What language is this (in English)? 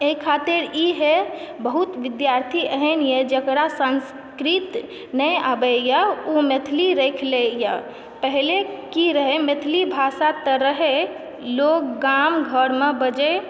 Maithili